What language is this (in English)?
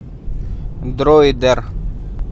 Russian